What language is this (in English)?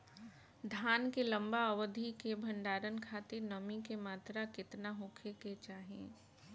Bhojpuri